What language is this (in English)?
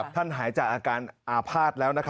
Thai